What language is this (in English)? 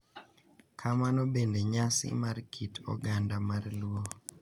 Luo (Kenya and Tanzania)